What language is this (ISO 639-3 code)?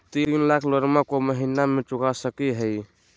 mag